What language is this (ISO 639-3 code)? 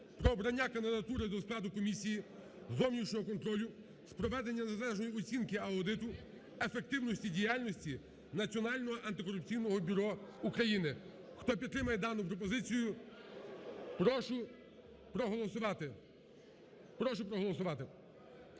ukr